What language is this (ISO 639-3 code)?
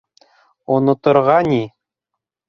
bak